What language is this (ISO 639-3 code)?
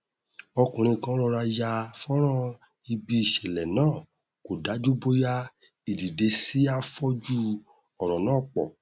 yor